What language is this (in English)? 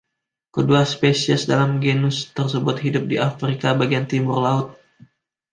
Indonesian